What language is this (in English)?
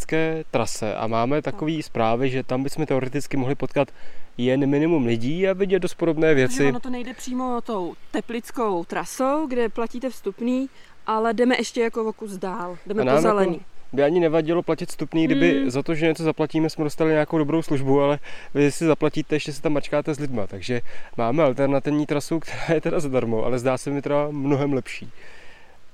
Czech